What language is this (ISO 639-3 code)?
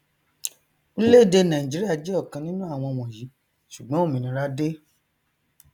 yor